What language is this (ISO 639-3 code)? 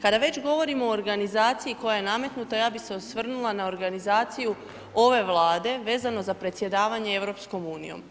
hrv